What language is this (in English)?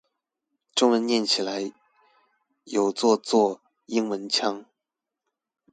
Chinese